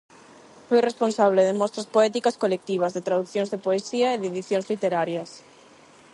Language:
Galician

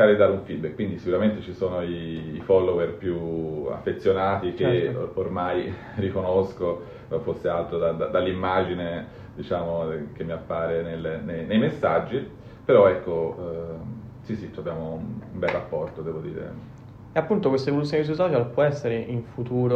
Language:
Italian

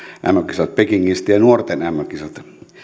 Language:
Finnish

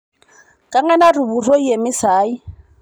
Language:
Masai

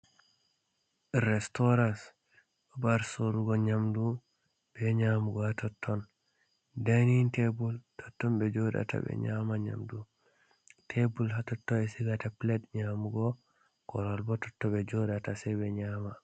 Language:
Fula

